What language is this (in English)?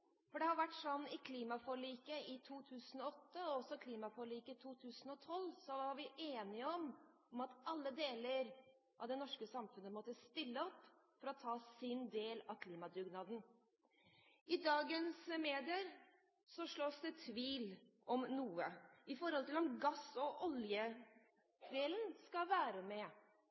Norwegian Bokmål